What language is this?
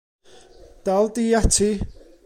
Welsh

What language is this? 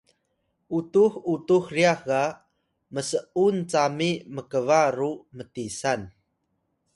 Atayal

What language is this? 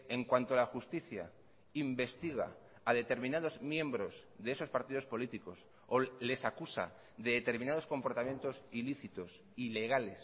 Spanish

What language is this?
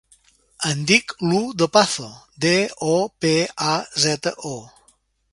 Catalan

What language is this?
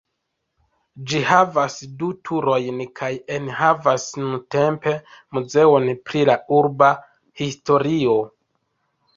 Esperanto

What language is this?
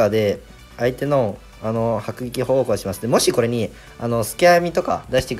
Japanese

